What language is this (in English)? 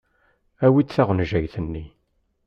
Kabyle